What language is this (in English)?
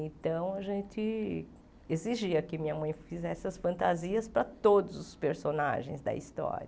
Portuguese